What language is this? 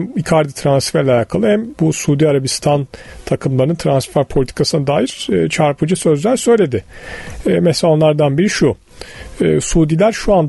Turkish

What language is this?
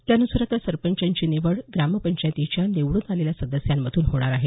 Marathi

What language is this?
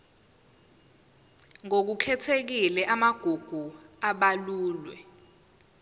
Zulu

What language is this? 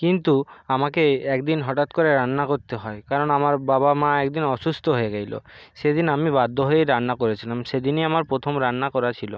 Bangla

